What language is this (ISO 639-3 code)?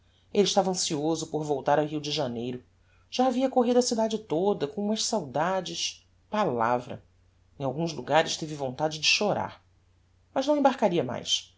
por